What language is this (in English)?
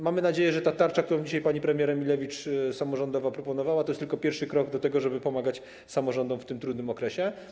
Polish